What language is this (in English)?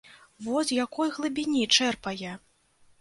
Belarusian